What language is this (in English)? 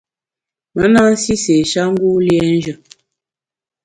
Bamun